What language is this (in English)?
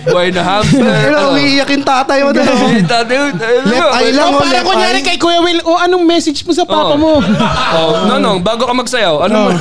Filipino